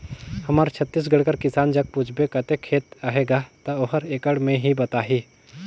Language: Chhattisgarhi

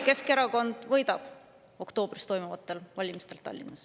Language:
Estonian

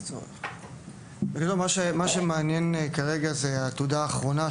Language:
Hebrew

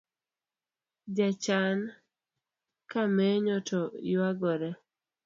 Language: Luo (Kenya and Tanzania)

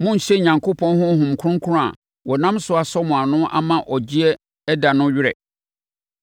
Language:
Akan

